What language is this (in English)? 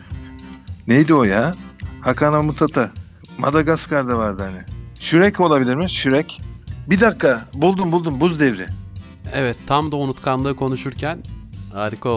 Turkish